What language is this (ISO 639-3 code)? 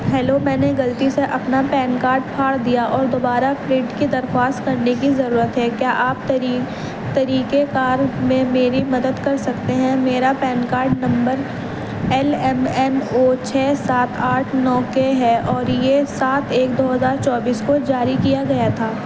urd